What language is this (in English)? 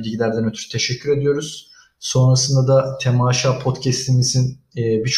Turkish